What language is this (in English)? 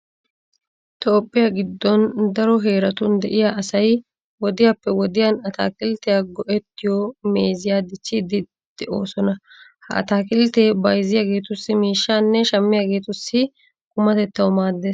Wolaytta